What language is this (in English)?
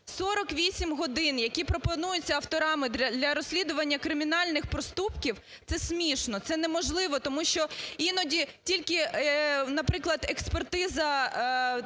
Ukrainian